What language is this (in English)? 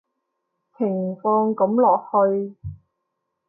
Cantonese